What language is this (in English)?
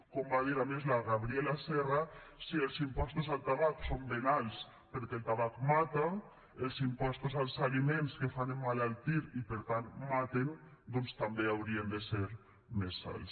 Catalan